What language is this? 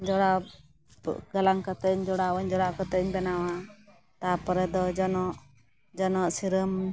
Santali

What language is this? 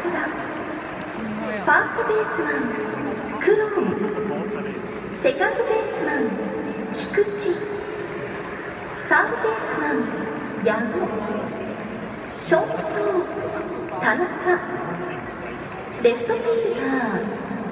Korean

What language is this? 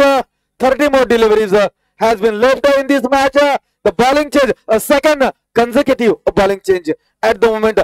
Hindi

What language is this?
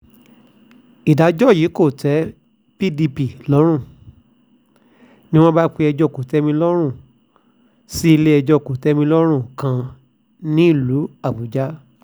Yoruba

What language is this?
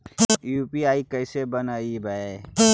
Magahi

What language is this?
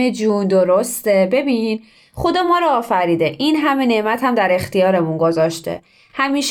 Persian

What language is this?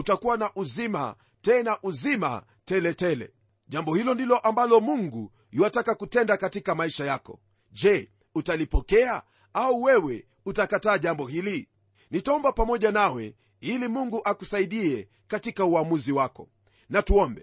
Swahili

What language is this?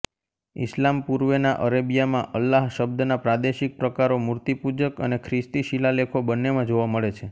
Gujarati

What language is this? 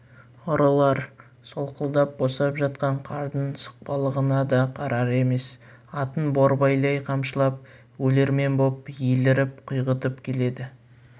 Kazakh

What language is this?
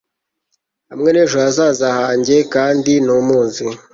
Kinyarwanda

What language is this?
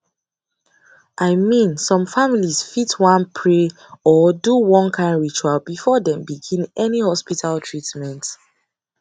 Nigerian Pidgin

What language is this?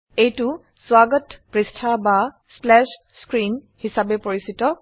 Assamese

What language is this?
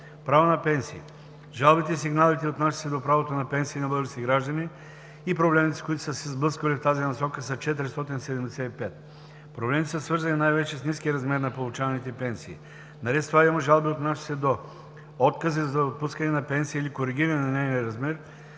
Bulgarian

